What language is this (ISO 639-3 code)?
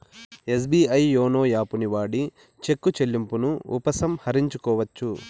tel